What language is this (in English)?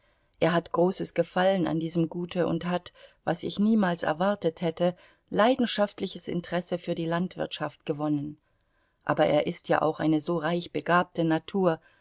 German